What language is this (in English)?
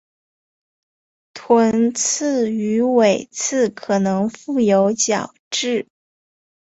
Chinese